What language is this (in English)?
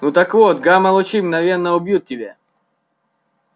Russian